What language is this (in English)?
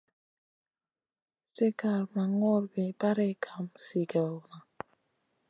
Masana